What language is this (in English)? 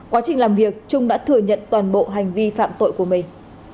Vietnamese